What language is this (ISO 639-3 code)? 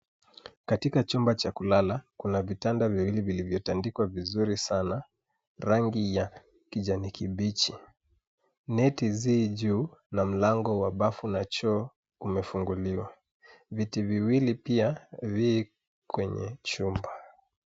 swa